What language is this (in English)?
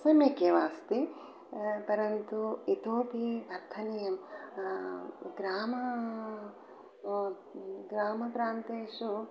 Sanskrit